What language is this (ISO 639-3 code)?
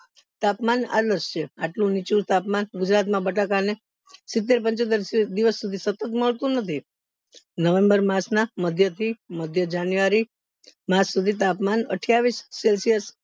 guj